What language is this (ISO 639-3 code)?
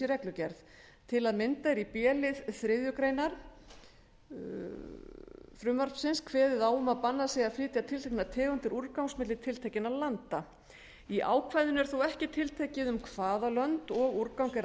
isl